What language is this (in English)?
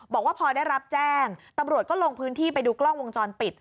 Thai